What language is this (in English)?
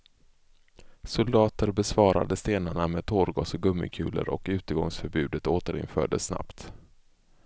Swedish